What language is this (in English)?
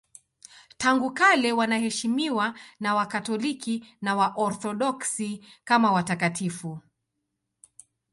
Swahili